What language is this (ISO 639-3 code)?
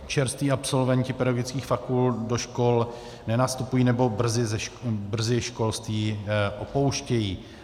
ces